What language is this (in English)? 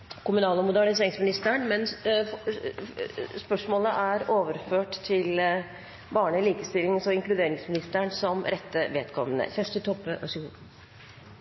Norwegian Bokmål